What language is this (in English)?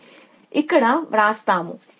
Telugu